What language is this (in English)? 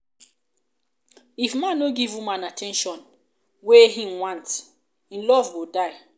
Nigerian Pidgin